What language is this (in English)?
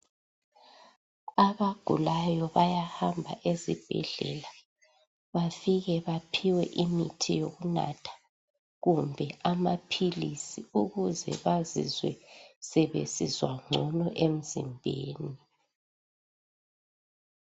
North Ndebele